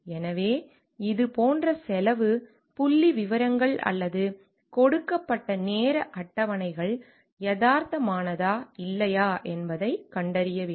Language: Tamil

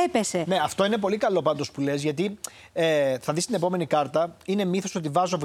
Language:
Greek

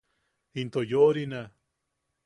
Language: Yaqui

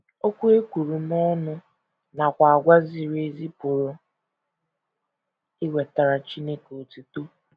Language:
Igbo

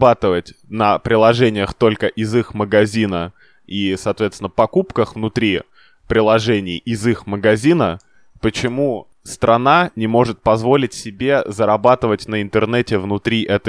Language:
Russian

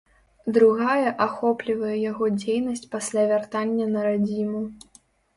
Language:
Belarusian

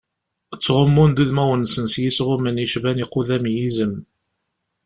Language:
Kabyle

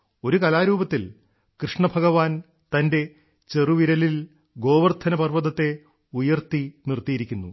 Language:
Malayalam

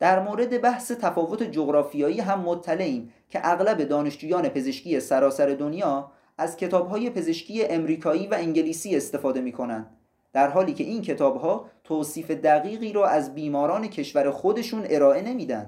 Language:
Persian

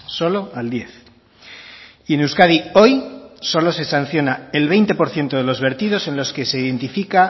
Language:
Spanish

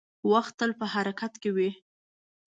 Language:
Pashto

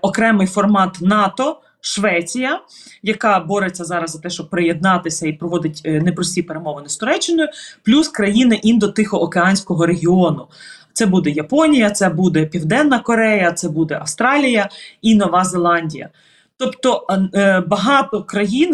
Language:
Ukrainian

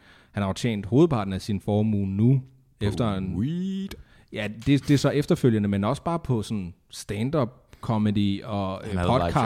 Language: Danish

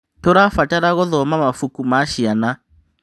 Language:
Kikuyu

